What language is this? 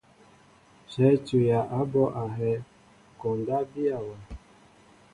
Mbo (Cameroon)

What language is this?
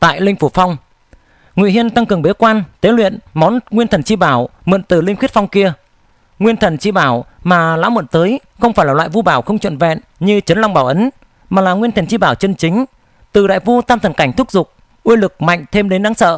Vietnamese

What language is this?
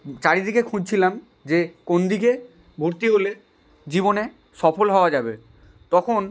Bangla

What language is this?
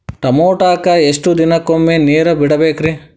Kannada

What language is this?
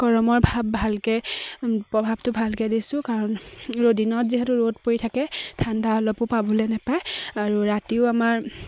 Assamese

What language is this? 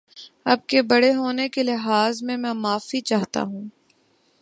Urdu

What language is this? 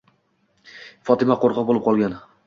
Uzbek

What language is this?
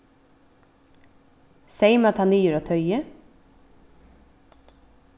Faroese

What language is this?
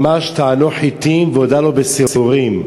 Hebrew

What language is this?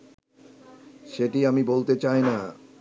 Bangla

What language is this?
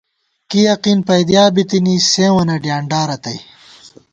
Gawar-Bati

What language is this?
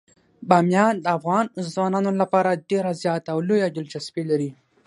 Pashto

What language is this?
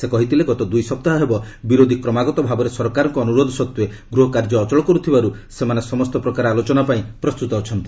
Odia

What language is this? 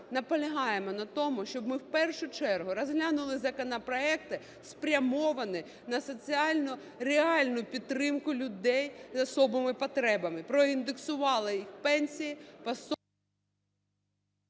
Ukrainian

